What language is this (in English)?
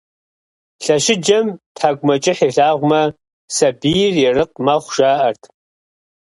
Kabardian